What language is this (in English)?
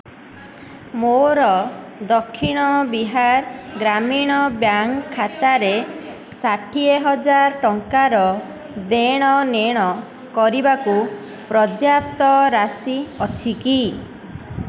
Odia